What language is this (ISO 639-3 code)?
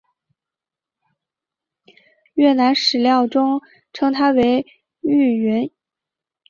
zho